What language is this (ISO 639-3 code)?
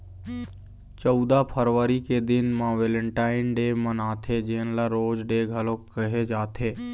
hne